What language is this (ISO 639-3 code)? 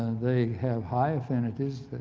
eng